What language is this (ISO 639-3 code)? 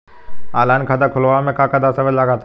bho